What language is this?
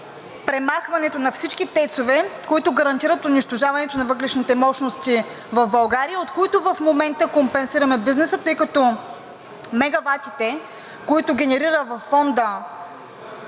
Bulgarian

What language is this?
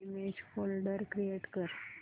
Marathi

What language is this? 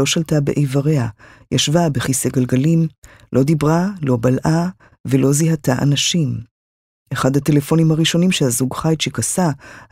Hebrew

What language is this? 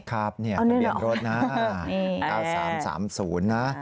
Thai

